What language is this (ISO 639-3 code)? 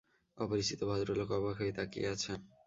ben